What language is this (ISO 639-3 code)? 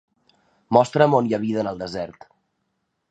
cat